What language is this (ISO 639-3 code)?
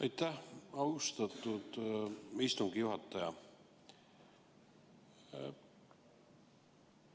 est